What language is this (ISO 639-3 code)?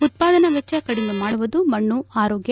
kan